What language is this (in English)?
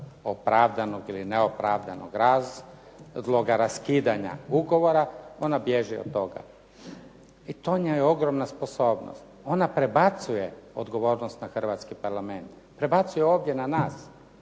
Croatian